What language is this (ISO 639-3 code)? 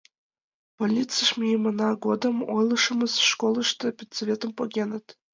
chm